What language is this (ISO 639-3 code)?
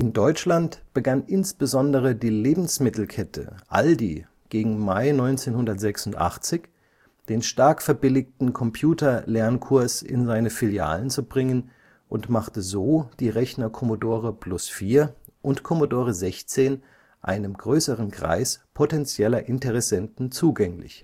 deu